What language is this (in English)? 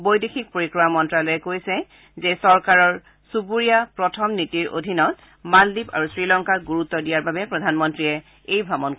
Assamese